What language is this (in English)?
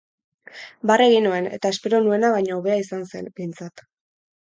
Basque